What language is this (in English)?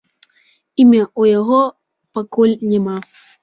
Belarusian